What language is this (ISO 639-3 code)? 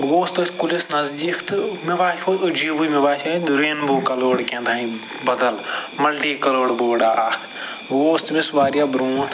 kas